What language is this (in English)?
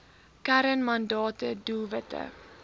Afrikaans